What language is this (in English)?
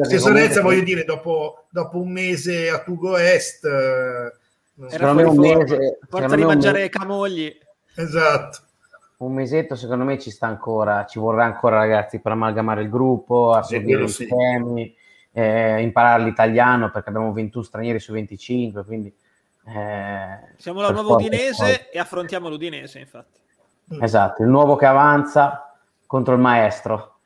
Italian